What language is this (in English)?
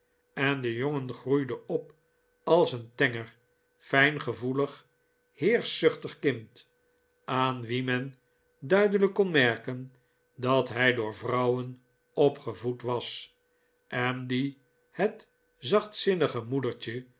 Dutch